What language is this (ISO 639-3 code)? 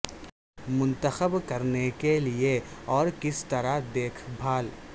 urd